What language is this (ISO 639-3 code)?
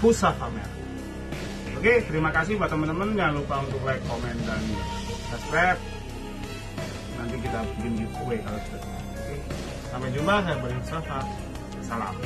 ind